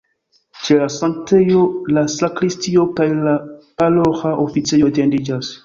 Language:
Esperanto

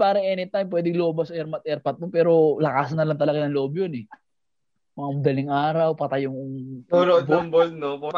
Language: Filipino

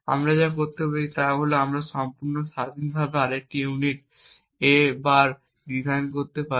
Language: Bangla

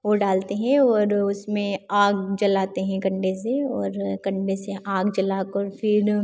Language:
Hindi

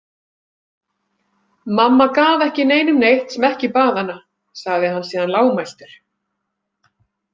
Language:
Icelandic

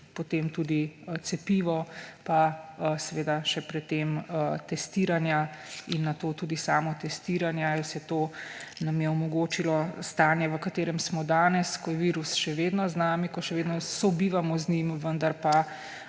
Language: Slovenian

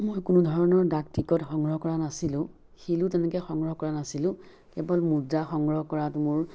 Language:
Assamese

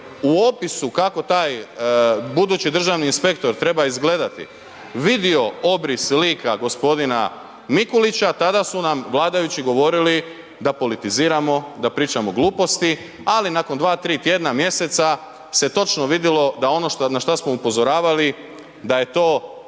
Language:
Croatian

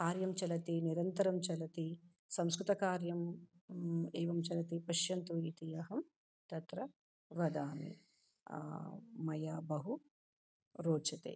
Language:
Sanskrit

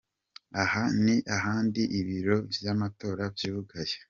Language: Kinyarwanda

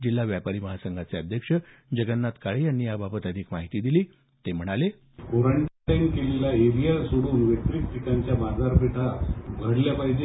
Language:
Marathi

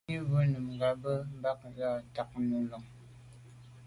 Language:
Medumba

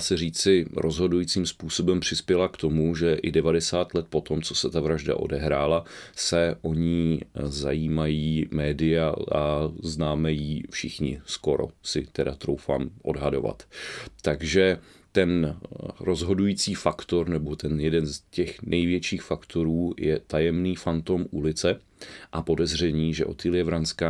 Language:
Czech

